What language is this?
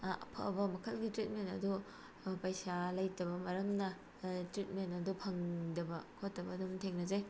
Manipuri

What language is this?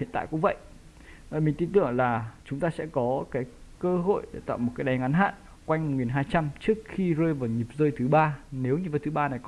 Vietnamese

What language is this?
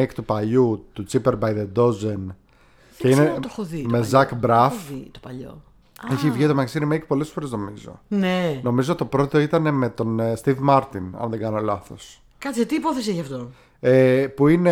Greek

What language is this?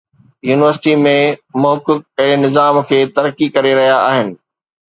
Sindhi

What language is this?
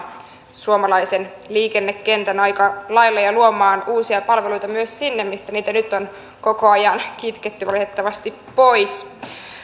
Finnish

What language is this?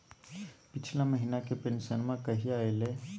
Magahi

